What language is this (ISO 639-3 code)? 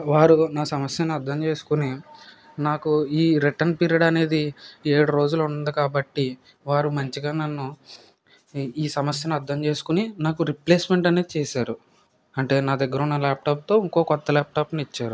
tel